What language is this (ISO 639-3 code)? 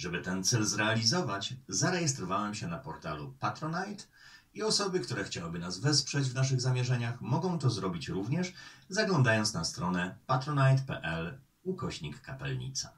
pol